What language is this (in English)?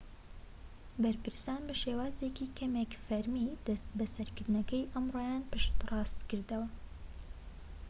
Central Kurdish